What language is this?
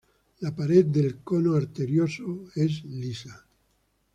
Spanish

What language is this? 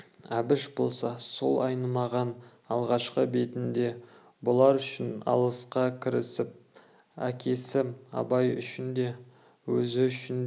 Kazakh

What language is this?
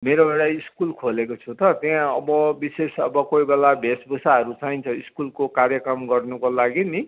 Nepali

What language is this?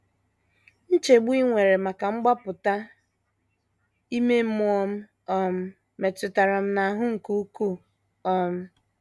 Igbo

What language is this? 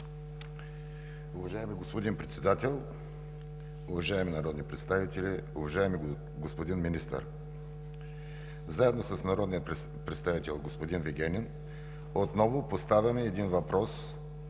Bulgarian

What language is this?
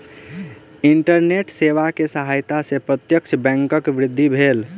Maithili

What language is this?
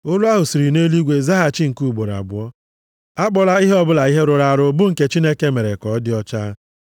Igbo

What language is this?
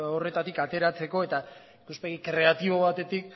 Basque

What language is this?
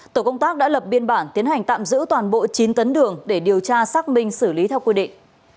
Vietnamese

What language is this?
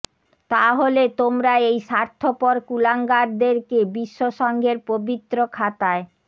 Bangla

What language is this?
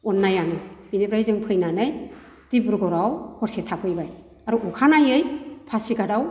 Bodo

